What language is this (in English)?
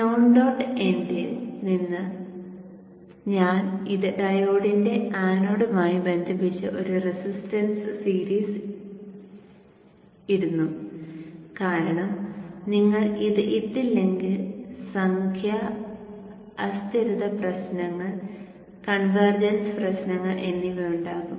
Malayalam